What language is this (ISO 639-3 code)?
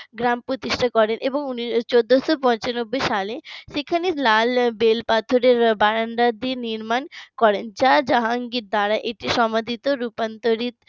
ben